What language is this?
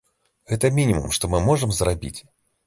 Belarusian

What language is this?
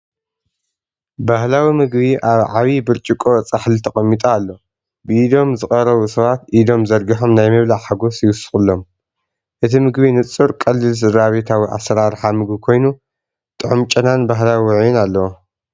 Tigrinya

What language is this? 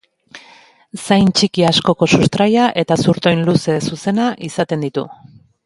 Basque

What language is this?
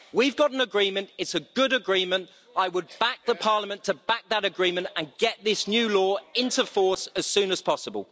English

